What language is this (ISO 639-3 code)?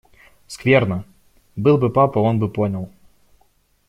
rus